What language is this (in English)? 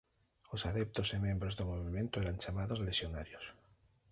Galician